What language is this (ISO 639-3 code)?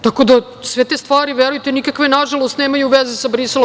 srp